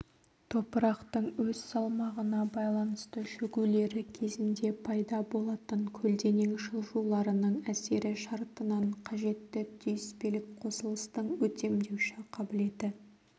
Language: Kazakh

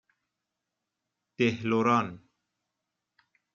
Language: Persian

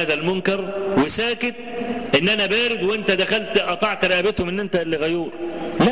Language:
Arabic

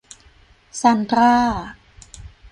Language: Thai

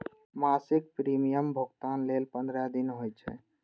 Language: Maithili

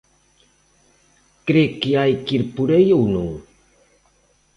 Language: Galician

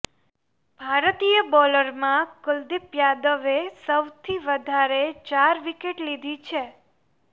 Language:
Gujarati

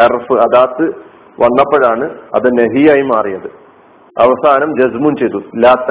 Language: Malayalam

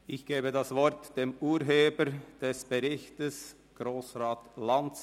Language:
Swiss German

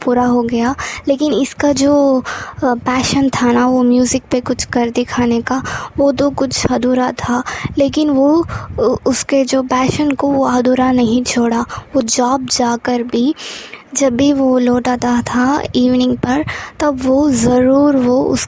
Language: Hindi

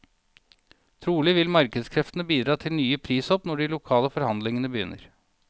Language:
Norwegian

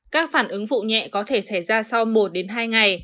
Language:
Vietnamese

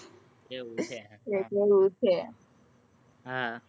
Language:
Gujarati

